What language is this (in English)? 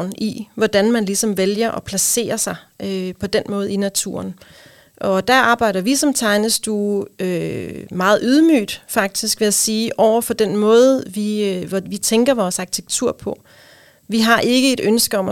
Danish